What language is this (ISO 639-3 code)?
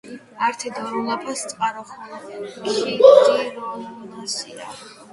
kat